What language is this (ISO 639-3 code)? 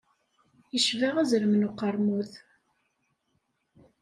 kab